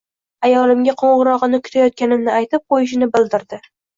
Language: Uzbek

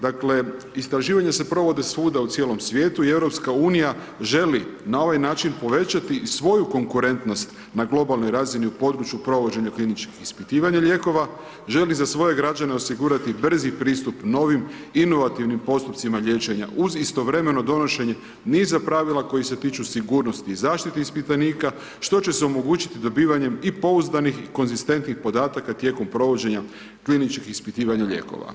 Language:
Croatian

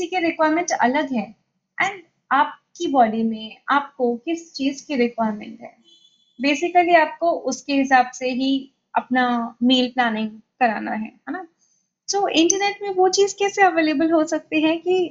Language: Hindi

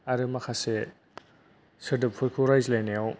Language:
Bodo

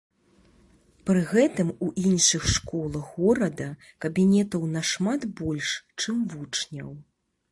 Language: Belarusian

